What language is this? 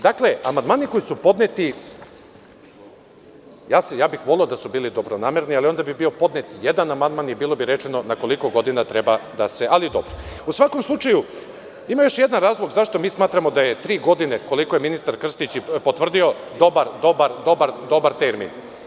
Serbian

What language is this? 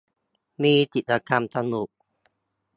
Thai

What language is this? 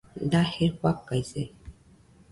Nüpode Huitoto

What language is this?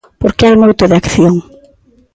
Galician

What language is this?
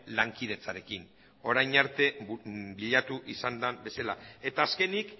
Basque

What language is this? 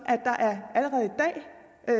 Danish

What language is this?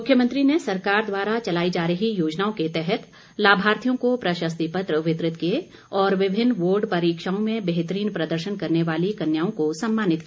Hindi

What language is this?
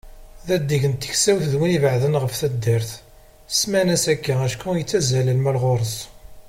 Kabyle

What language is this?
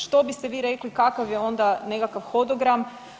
Croatian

